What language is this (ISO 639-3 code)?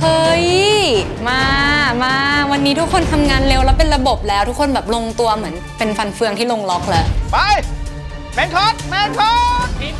tha